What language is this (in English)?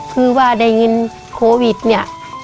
Thai